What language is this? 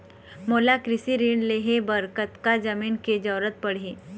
Chhattisgarhi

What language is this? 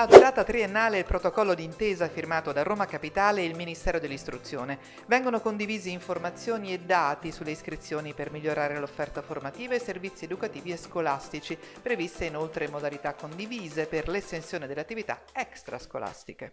Italian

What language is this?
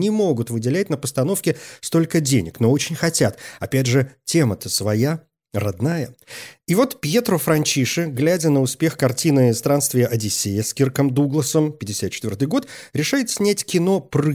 Russian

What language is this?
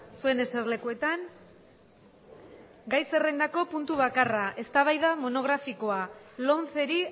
Basque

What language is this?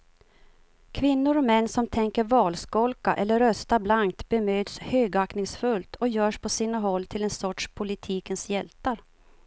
Swedish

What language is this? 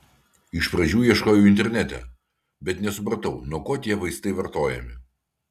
Lithuanian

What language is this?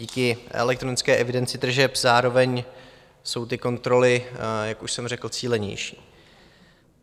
Czech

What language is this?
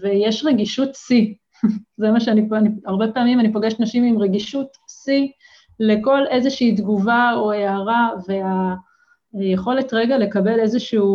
Hebrew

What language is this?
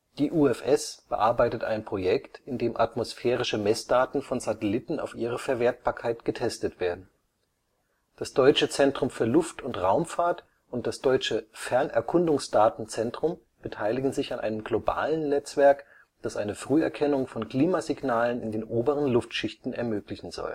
German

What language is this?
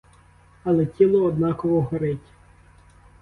Ukrainian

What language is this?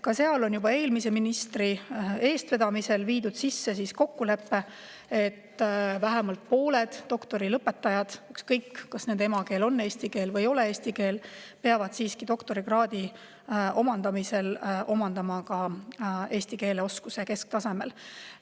Estonian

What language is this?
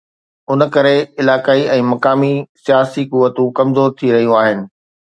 Sindhi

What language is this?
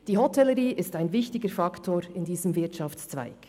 Swiss German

